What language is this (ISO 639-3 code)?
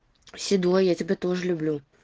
rus